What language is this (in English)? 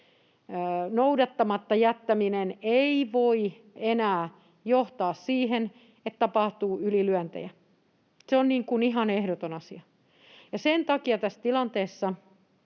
Finnish